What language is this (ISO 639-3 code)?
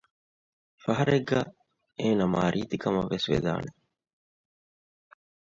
div